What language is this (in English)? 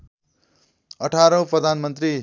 Nepali